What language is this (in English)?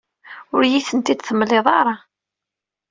Kabyle